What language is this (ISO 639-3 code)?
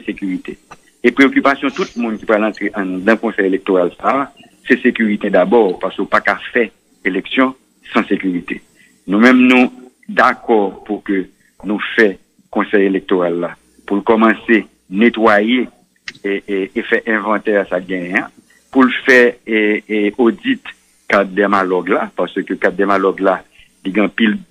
fra